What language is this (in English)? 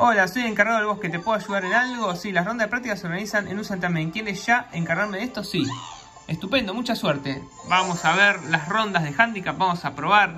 Spanish